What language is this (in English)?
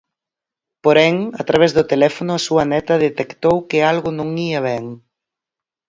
Galician